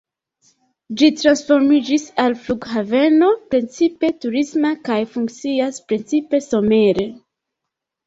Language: Esperanto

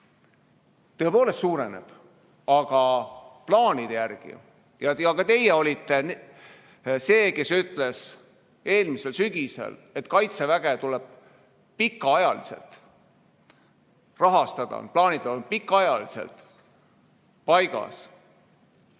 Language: Estonian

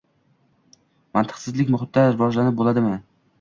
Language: Uzbek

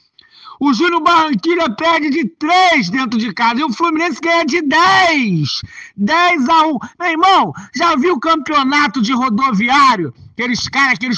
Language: Portuguese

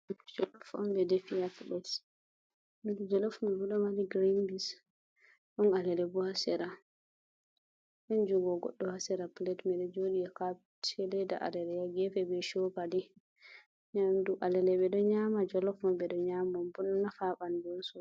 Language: Fula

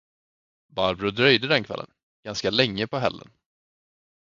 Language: Swedish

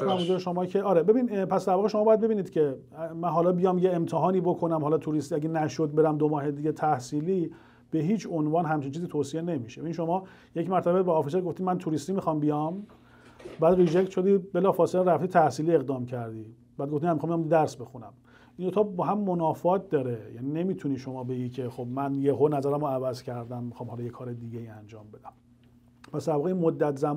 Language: Persian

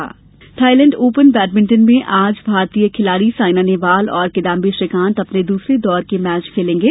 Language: Hindi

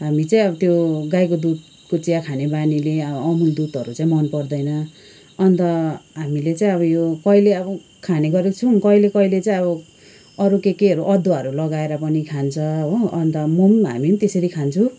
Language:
Nepali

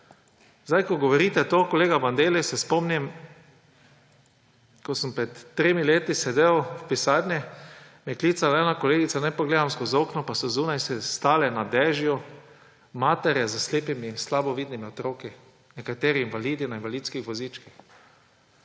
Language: Slovenian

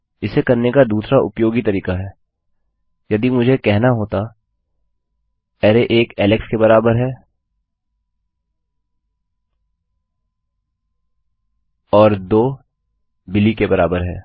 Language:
Hindi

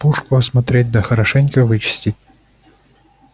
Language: Russian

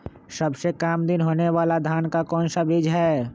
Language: Magahi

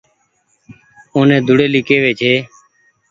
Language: Goaria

